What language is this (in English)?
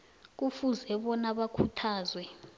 South Ndebele